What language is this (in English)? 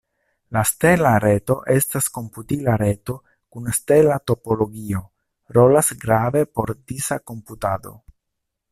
Esperanto